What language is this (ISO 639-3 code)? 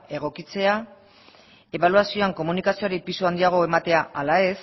eus